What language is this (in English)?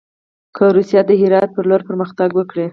Pashto